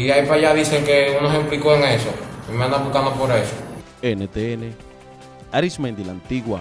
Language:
Spanish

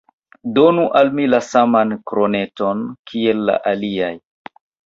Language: Esperanto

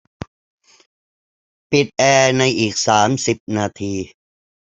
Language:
Thai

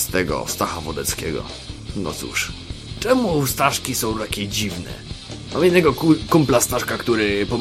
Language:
Polish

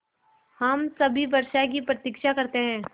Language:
Hindi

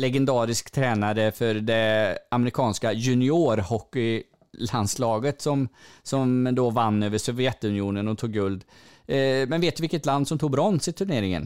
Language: Swedish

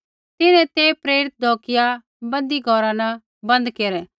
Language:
Kullu Pahari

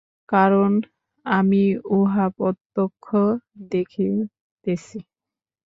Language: Bangla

